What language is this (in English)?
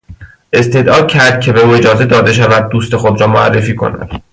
Persian